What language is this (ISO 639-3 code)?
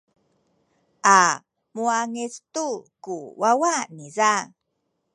szy